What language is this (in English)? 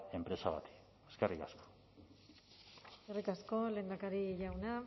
Basque